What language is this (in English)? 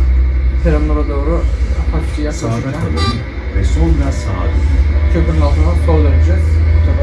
Turkish